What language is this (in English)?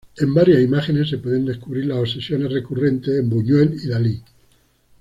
Spanish